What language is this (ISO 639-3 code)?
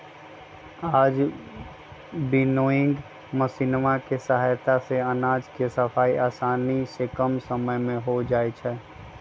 mag